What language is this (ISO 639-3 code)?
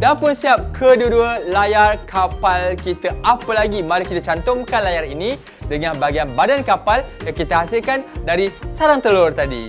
msa